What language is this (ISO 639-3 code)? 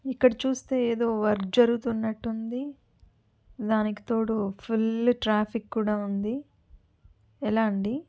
tel